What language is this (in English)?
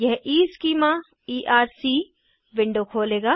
Hindi